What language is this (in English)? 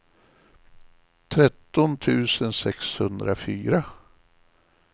Swedish